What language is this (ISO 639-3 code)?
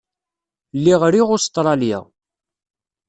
kab